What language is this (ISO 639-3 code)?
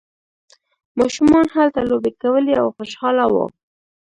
pus